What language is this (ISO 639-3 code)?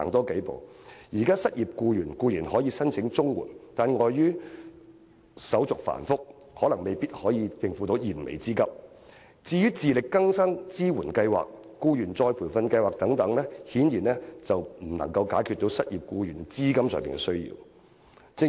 yue